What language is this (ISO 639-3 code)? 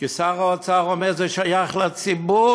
heb